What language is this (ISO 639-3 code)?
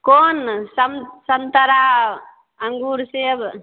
mai